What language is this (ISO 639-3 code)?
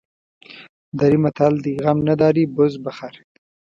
pus